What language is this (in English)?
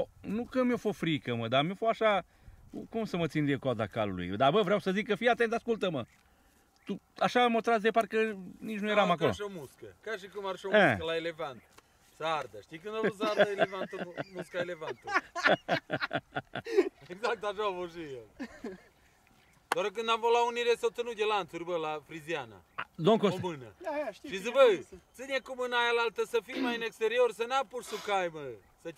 Romanian